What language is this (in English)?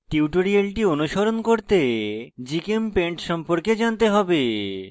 Bangla